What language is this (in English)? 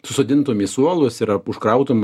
Lithuanian